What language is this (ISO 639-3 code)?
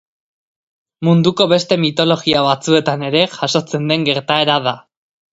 eus